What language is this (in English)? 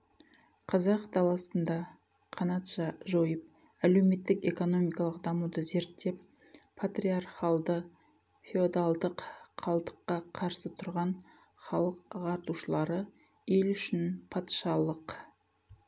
Kazakh